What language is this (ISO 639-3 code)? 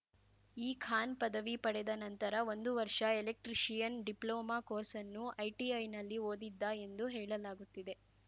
kan